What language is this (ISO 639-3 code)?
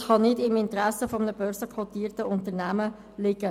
gsw